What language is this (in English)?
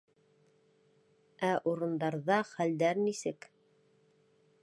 Bashkir